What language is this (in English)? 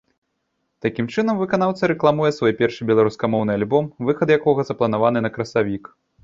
Belarusian